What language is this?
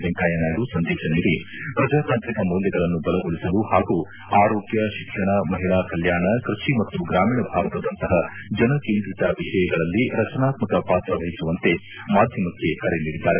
Kannada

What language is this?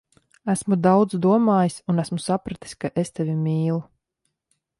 Latvian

